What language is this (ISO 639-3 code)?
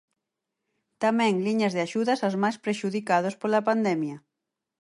glg